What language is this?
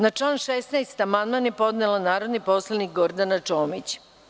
Serbian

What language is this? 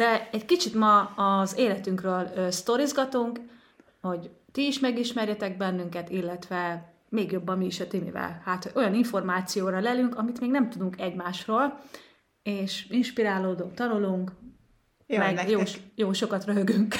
Hungarian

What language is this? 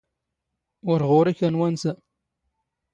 Standard Moroccan Tamazight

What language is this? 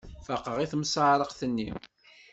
Kabyle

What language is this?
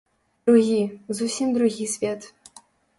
Belarusian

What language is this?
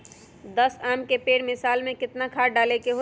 Magahi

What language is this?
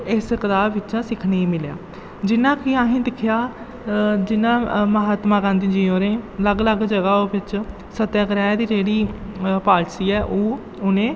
Dogri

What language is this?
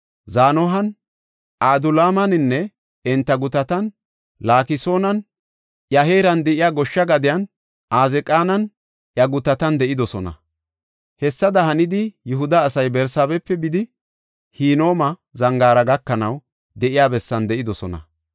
Gofa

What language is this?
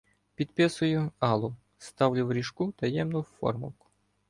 Ukrainian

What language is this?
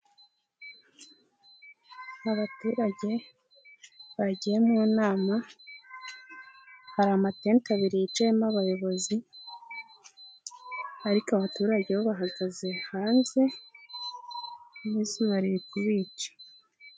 Kinyarwanda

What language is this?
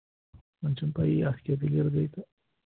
Kashmiri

